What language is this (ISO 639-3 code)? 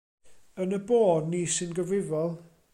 cym